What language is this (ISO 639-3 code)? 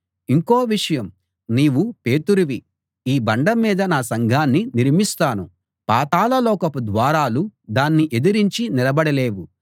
tel